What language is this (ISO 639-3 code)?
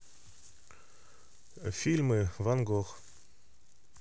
rus